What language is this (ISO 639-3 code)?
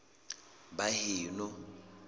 sot